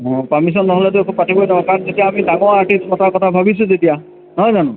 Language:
Assamese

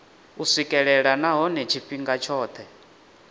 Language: Venda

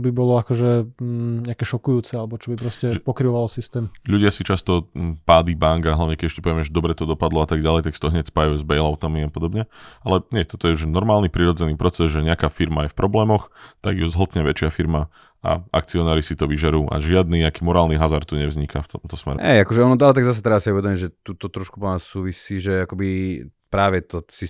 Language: Slovak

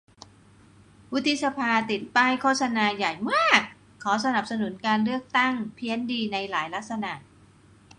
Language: Thai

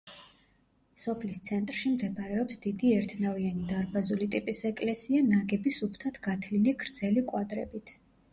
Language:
Georgian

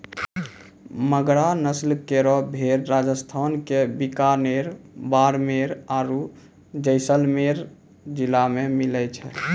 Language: Maithili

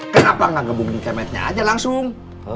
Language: Indonesian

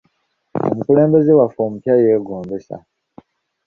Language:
Ganda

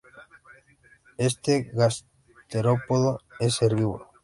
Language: Spanish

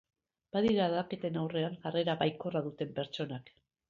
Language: Basque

